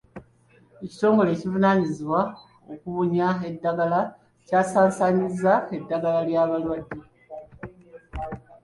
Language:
Ganda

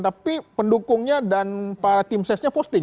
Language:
Indonesian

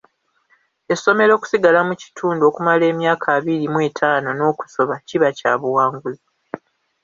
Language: Ganda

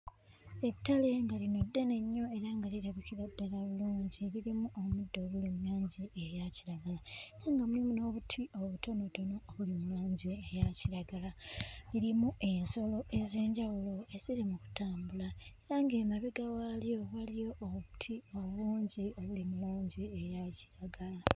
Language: Ganda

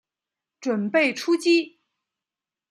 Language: Chinese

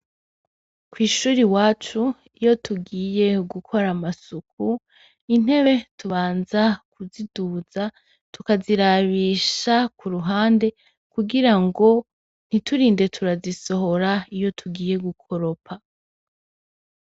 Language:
Rundi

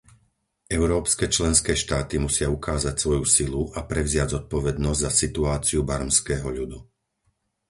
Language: Slovak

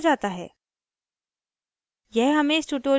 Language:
Hindi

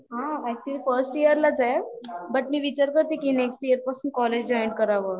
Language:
Marathi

